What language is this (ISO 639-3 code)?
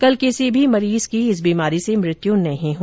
hin